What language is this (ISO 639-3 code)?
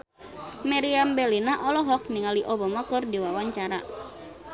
sun